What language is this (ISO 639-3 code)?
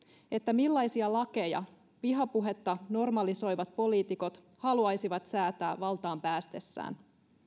fin